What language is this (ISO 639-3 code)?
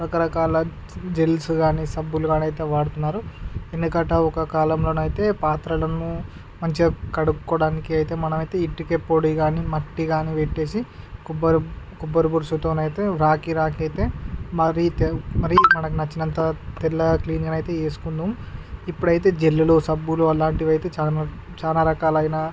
tel